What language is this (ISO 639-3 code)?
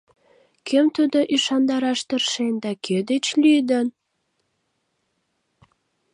chm